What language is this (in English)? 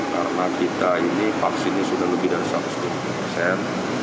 Indonesian